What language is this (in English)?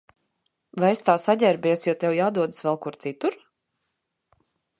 Latvian